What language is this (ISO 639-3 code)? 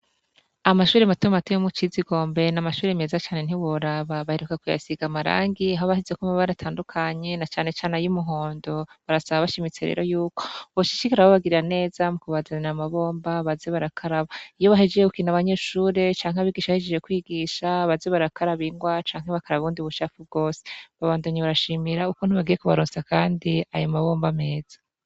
run